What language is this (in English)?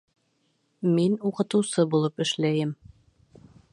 Bashkir